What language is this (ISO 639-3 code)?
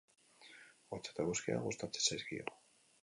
eus